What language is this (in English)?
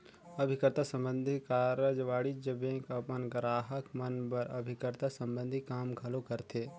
Chhattisgarhi